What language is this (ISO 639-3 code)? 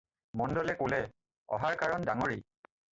asm